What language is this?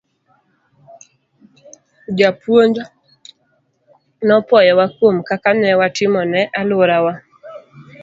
Luo (Kenya and Tanzania)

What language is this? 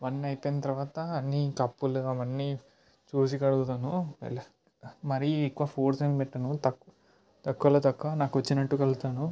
Telugu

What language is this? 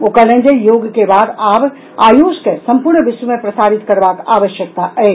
Maithili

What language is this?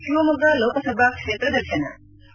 Kannada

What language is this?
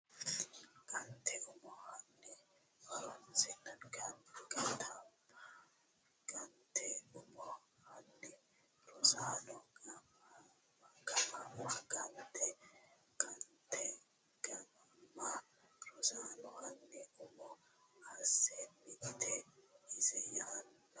Sidamo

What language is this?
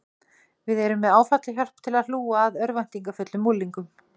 Icelandic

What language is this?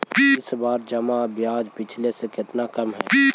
Magahi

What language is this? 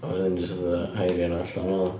Welsh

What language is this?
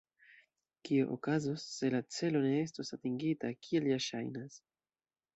Esperanto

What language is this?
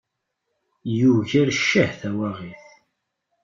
Kabyle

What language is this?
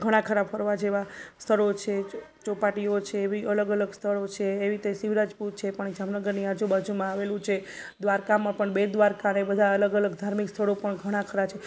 Gujarati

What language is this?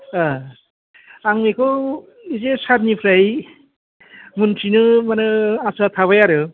Bodo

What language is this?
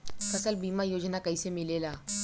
Bhojpuri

